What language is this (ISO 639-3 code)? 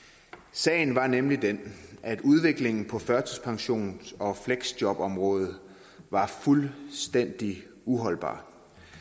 dan